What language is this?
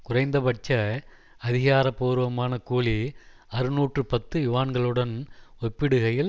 Tamil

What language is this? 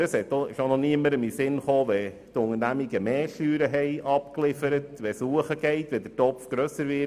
Swiss German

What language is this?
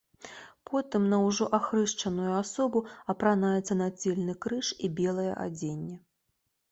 Belarusian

